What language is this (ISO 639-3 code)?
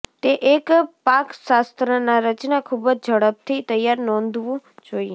guj